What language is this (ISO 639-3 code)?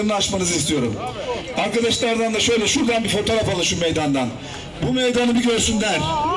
tur